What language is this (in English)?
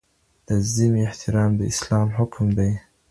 Pashto